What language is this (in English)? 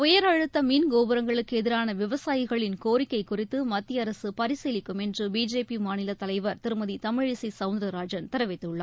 Tamil